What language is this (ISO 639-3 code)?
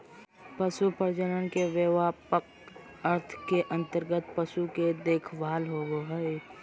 mag